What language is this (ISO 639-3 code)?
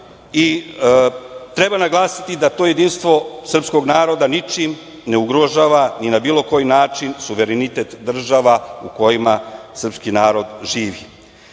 srp